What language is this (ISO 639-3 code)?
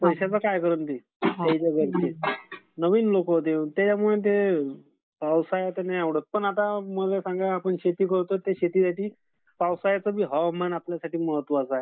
mar